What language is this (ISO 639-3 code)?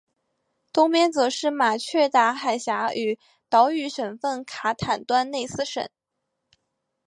zho